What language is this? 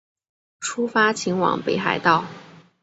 Chinese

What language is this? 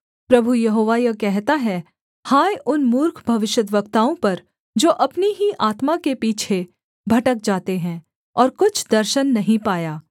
Hindi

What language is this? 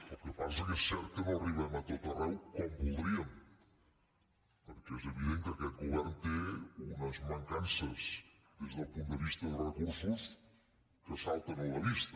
Catalan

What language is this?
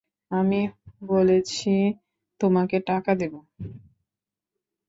Bangla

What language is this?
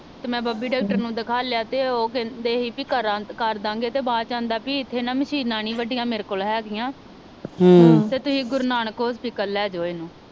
Punjabi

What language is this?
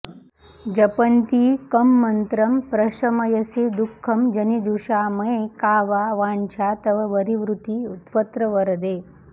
Sanskrit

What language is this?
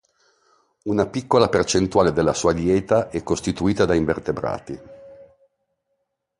Italian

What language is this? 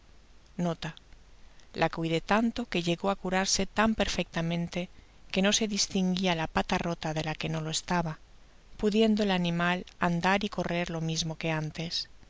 Spanish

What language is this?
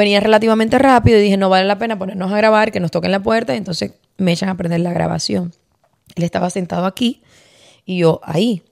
Spanish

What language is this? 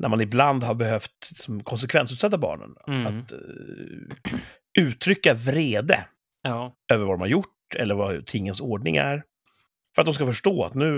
Swedish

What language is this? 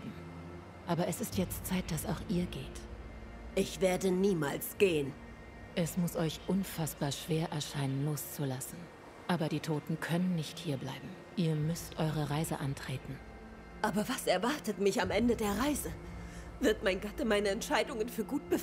German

